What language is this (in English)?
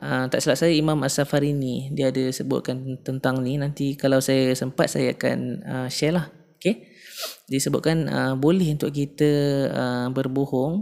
Malay